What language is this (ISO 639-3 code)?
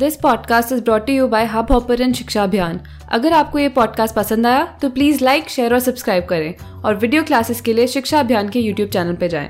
hin